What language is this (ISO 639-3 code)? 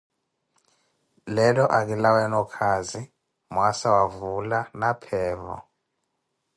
eko